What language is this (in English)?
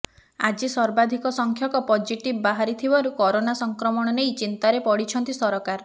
Odia